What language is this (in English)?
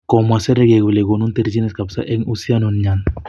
Kalenjin